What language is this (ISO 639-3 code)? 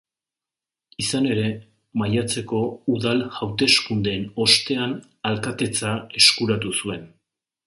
eus